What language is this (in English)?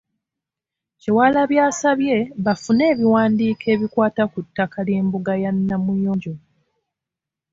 Ganda